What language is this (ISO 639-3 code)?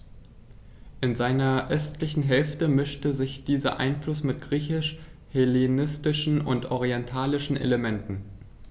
deu